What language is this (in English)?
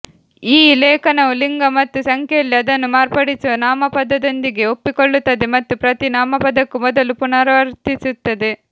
Kannada